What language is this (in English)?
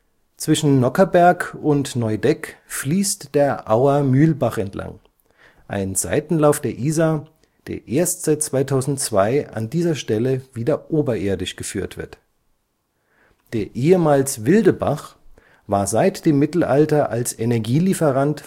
German